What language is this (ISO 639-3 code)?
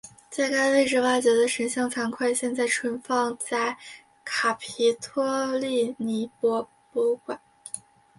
zho